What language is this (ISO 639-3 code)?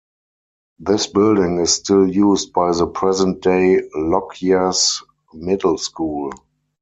eng